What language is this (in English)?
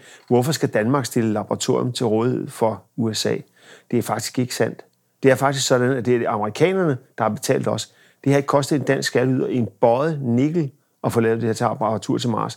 Danish